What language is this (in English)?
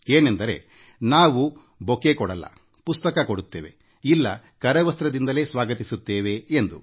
Kannada